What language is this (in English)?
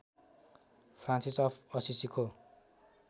Nepali